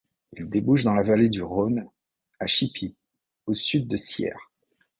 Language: French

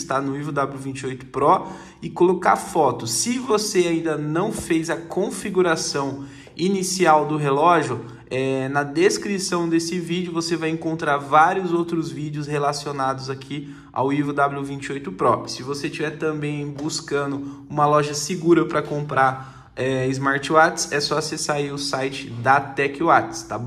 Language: Portuguese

